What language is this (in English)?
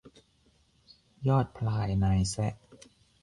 Thai